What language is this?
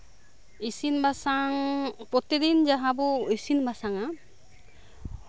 Santali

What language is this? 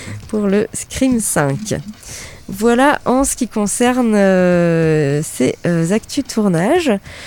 French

